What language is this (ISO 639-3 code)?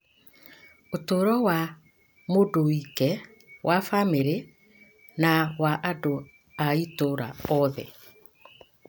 kik